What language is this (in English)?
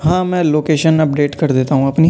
Urdu